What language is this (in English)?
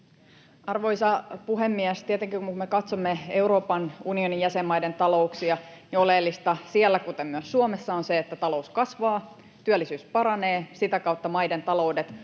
Finnish